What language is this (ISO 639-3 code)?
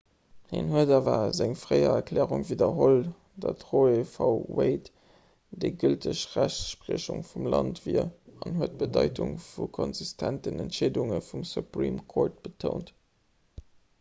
ltz